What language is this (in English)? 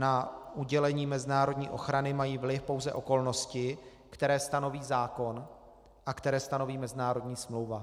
Czech